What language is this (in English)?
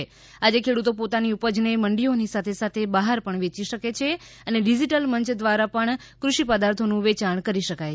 Gujarati